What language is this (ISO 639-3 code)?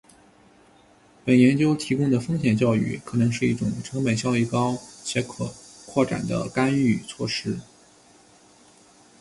zho